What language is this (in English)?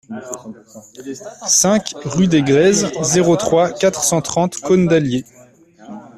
French